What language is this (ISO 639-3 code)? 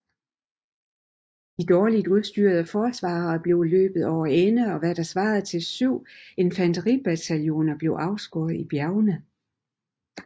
dan